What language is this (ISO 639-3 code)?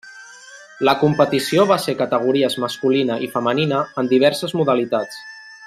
cat